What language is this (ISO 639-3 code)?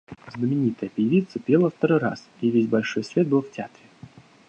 rus